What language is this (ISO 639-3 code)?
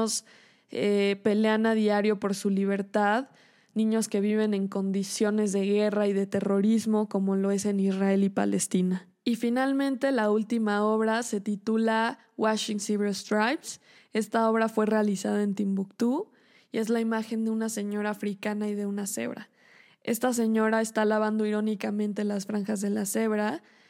spa